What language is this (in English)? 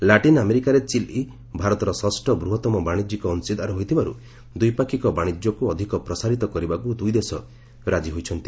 Odia